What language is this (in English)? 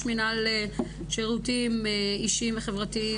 Hebrew